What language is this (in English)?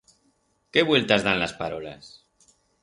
Aragonese